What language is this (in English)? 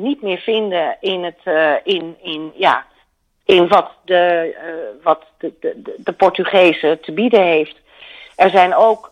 Dutch